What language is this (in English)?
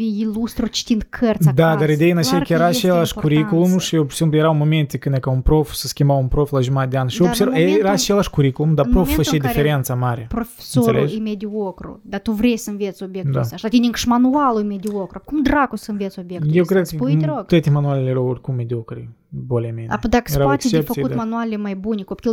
Romanian